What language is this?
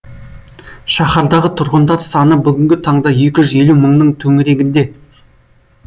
Kazakh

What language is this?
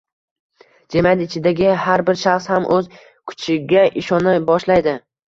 Uzbek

